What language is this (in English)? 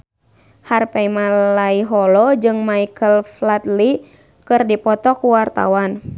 Sundanese